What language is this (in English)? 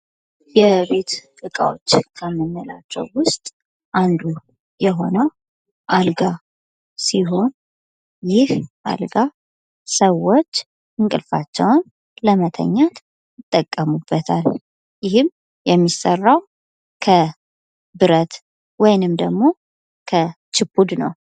Amharic